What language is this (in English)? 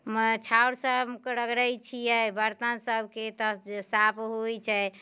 Maithili